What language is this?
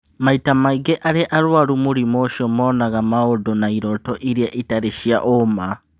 Kikuyu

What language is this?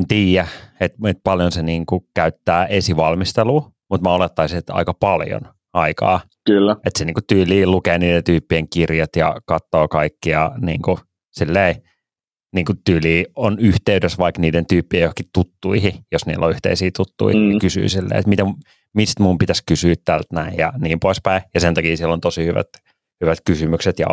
Finnish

